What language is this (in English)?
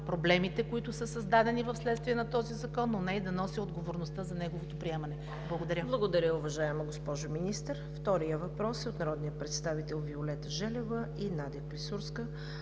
Bulgarian